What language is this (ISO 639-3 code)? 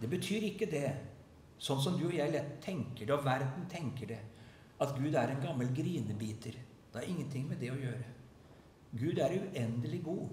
nor